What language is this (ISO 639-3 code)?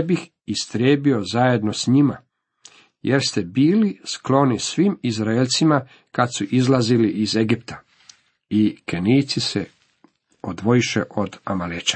hrv